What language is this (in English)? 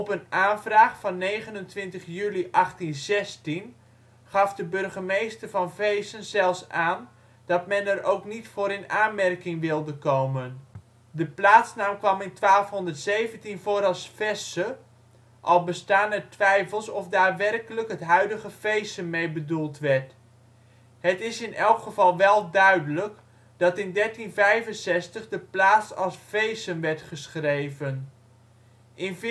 Dutch